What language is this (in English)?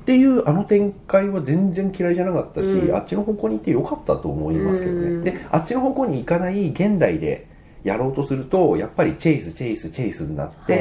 Japanese